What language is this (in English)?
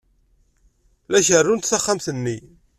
Kabyle